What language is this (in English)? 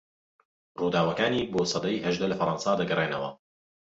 Central Kurdish